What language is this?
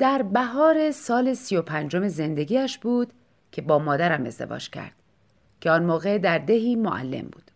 Persian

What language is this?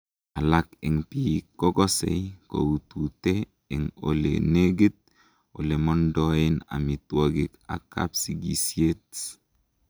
Kalenjin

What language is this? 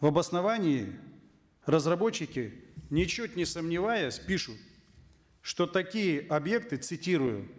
Kazakh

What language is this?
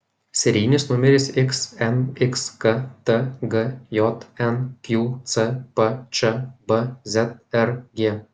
Lithuanian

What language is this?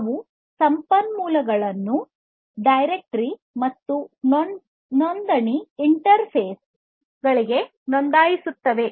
Kannada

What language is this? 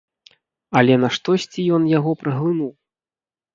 Belarusian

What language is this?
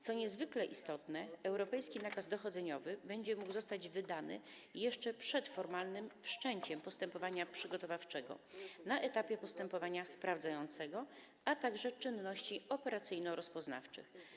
Polish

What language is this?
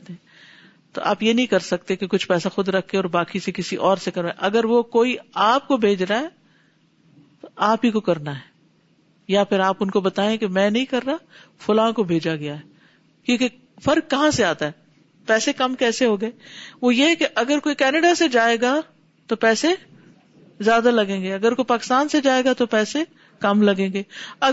Urdu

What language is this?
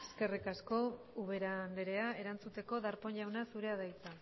Basque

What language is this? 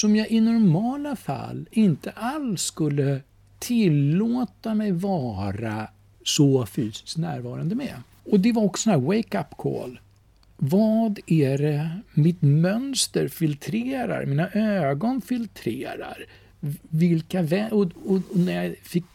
Swedish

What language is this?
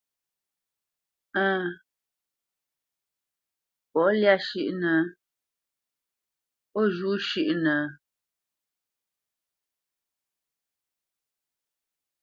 Bamenyam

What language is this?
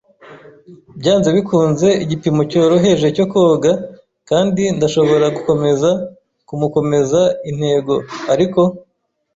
Kinyarwanda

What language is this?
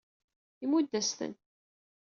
Kabyle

